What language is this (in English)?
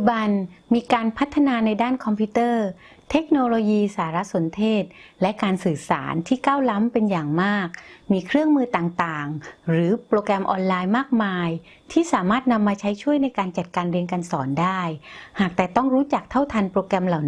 Thai